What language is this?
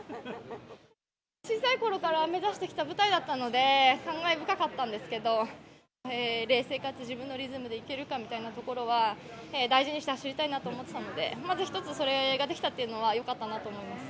Japanese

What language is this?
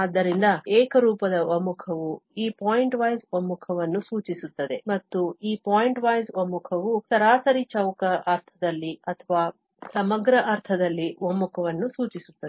Kannada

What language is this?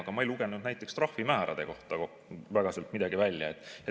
Estonian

